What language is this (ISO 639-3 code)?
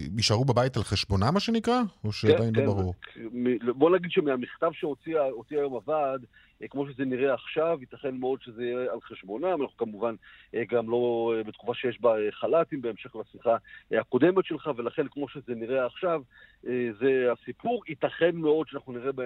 heb